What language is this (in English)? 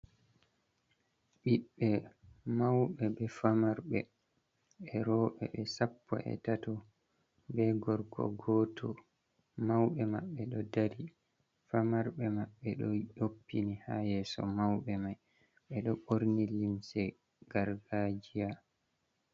Fula